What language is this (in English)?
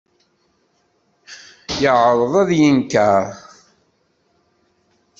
Kabyle